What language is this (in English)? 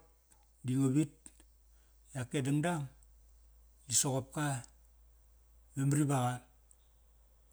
Kairak